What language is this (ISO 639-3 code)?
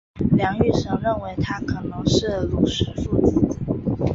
zho